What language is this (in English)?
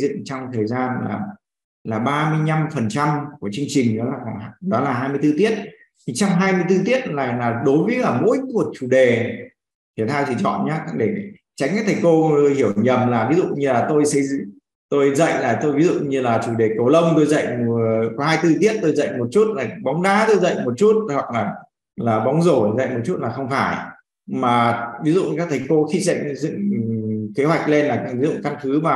Vietnamese